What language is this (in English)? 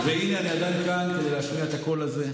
Hebrew